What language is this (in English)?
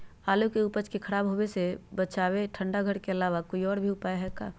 Magahi